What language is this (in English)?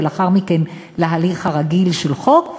Hebrew